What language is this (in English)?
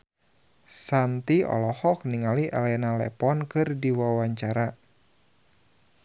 Sundanese